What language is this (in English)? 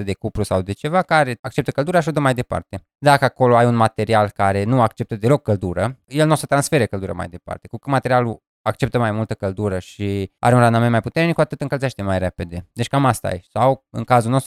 Romanian